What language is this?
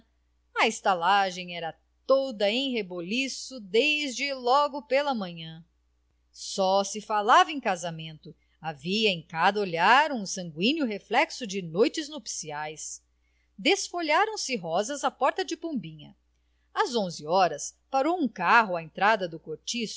Portuguese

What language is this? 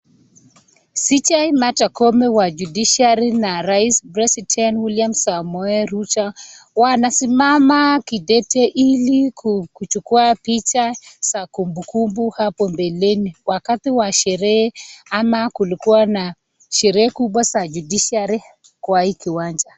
Swahili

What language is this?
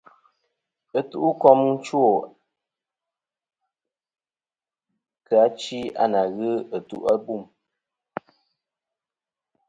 Kom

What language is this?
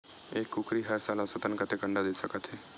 Chhattisgarhi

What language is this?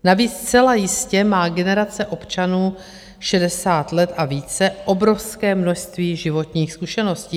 Czech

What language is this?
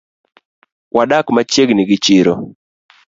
Luo (Kenya and Tanzania)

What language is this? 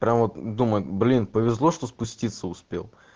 Russian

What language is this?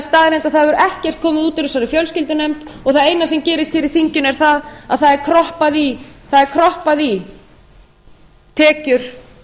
Icelandic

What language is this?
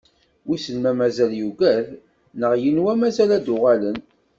Kabyle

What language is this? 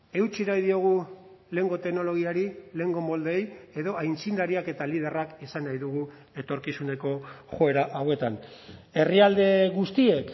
Basque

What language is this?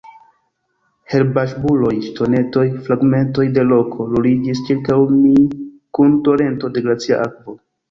Esperanto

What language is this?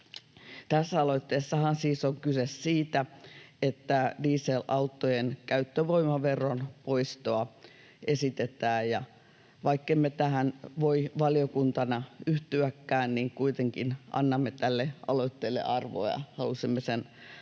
Finnish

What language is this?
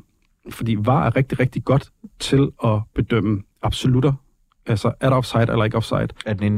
Danish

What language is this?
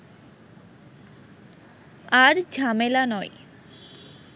Bangla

